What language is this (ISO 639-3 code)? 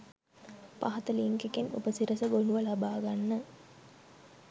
sin